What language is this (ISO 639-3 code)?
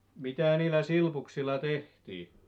fin